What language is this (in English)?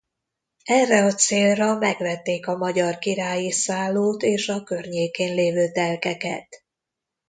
Hungarian